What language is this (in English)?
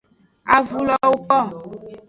Aja (Benin)